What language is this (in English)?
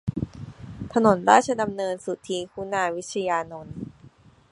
Thai